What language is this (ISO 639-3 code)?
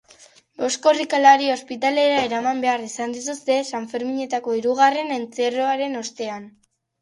eus